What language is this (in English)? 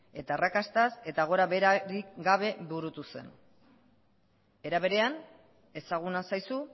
Basque